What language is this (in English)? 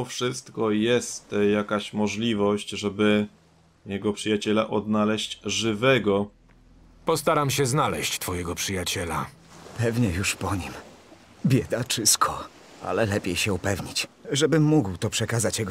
Polish